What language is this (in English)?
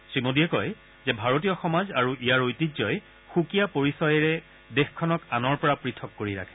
Assamese